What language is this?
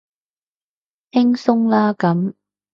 Cantonese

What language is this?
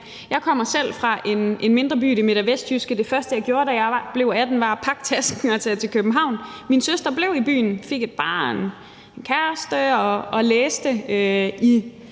Danish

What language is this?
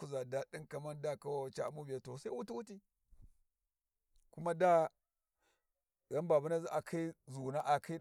Warji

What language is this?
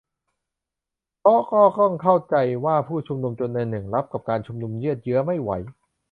Thai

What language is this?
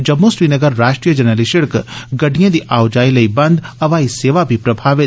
Dogri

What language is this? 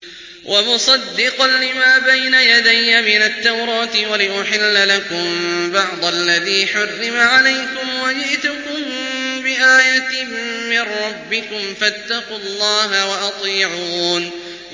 Arabic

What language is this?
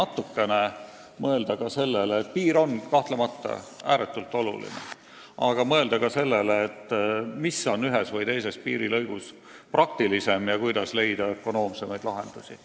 Estonian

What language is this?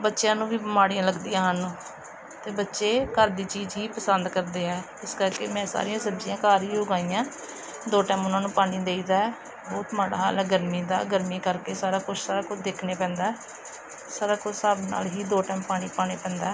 Punjabi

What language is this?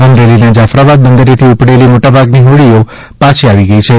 Gujarati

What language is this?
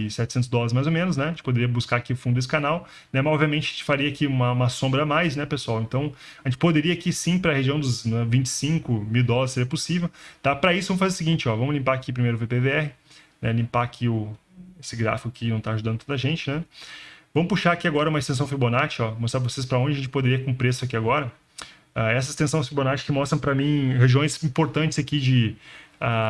Portuguese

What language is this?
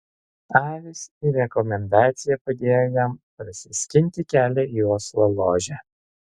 Lithuanian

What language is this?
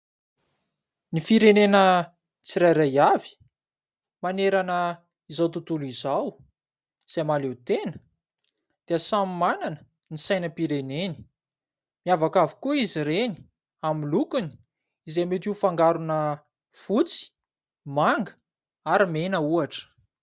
Malagasy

